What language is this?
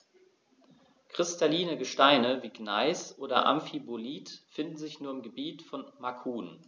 German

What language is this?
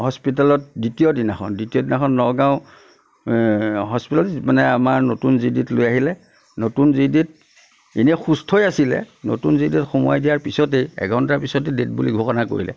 Assamese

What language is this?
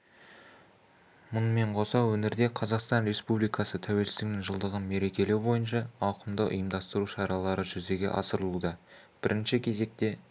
Kazakh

